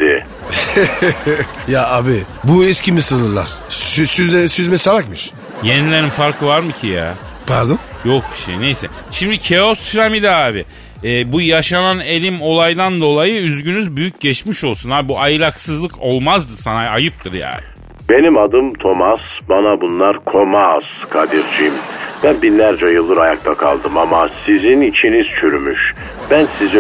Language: Turkish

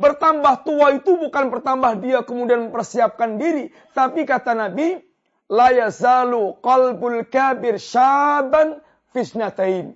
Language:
Malay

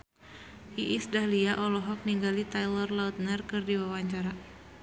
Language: Sundanese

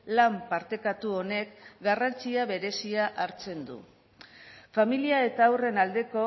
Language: Basque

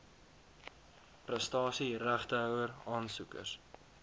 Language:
Afrikaans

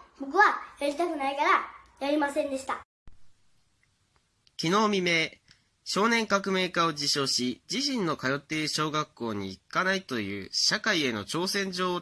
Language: Japanese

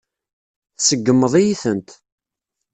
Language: Kabyle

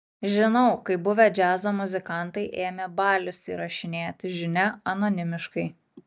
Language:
Lithuanian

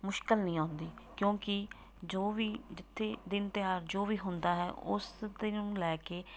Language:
Punjabi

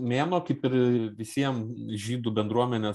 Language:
Lithuanian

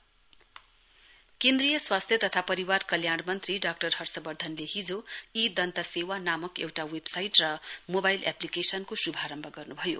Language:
Nepali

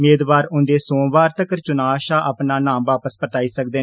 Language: Dogri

